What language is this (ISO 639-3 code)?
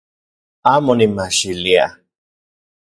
ncx